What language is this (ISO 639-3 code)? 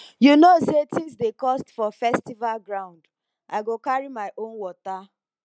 pcm